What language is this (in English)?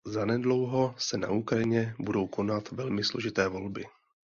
Czech